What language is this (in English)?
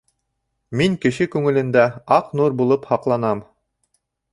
Bashkir